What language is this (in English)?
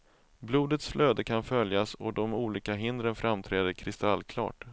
Swedish